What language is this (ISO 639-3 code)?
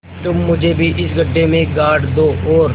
hin